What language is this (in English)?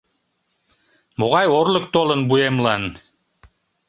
Mari